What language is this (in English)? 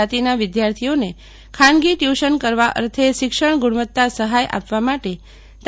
Gujarati